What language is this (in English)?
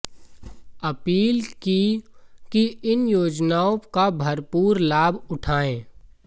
Hindi